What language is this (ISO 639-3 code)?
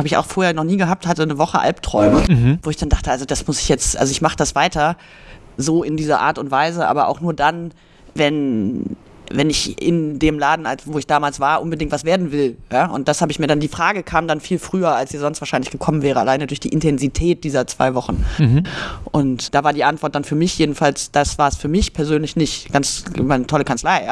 deu